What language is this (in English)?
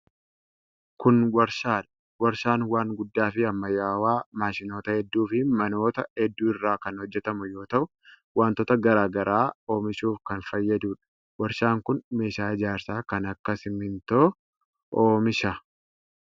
Oromo